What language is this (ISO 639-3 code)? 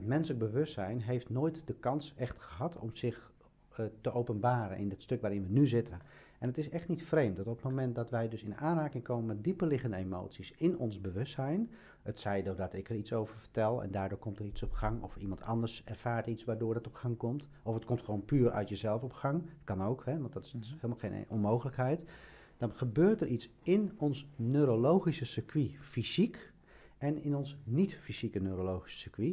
nld